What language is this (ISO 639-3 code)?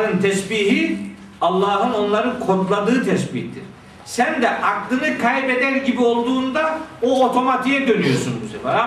tur